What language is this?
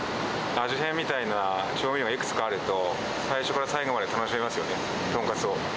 Japanese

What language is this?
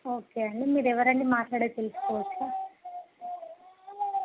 Telugu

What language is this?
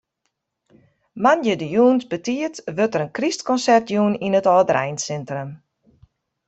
Western Frisian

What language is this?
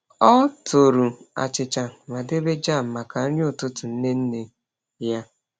Igbo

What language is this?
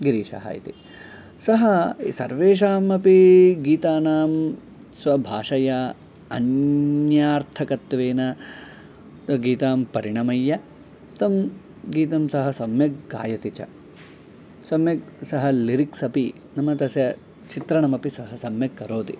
Sanskrit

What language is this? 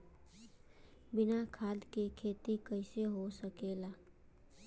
Bhojpuri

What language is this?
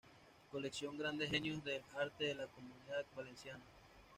Spanish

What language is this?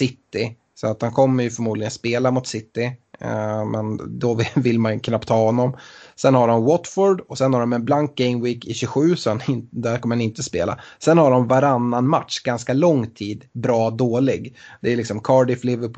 Swedish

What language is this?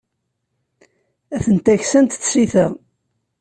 Kabyle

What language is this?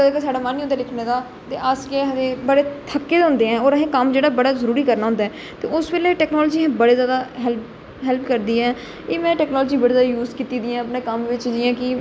Dogri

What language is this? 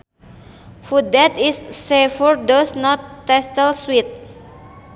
Sundanese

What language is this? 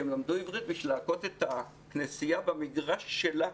Hebrew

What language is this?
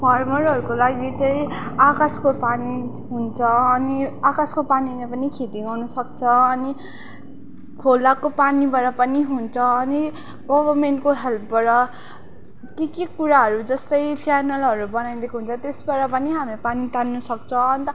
Nepali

